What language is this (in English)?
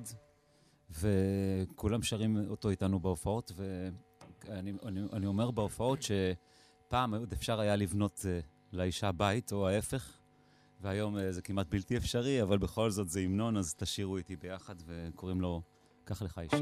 Hebrew